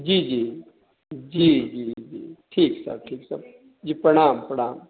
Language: Maithili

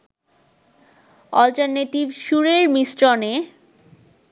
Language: Bangla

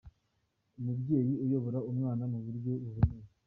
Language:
Kinyarwanda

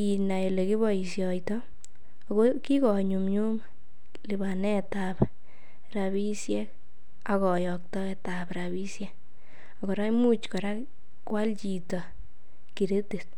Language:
Kalenjin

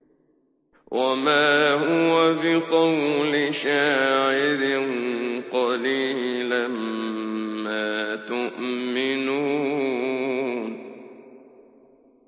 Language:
Arabic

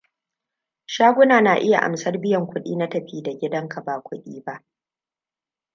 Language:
Hausa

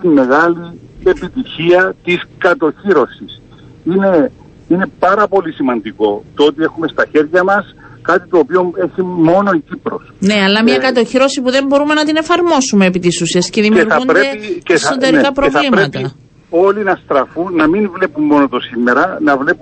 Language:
Greek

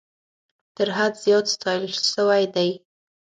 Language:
Pashto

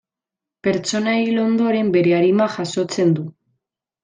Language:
Basque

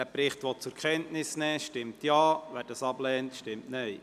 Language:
Swiss German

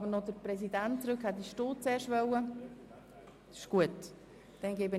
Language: Swiss German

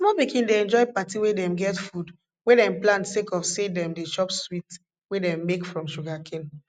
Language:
Nigerian Pidgin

